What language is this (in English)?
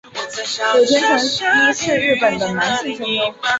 Chinese